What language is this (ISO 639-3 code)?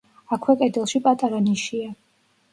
kat